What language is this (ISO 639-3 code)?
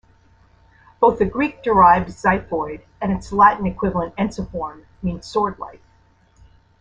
eng